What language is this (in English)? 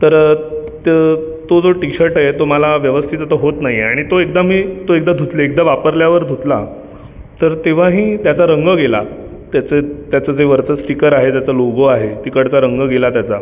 Marathi